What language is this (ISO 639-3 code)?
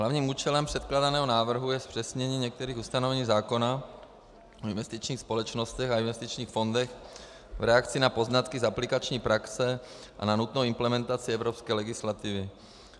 ces